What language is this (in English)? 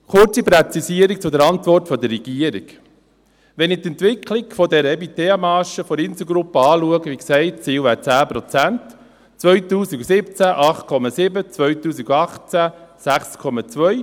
Swiss German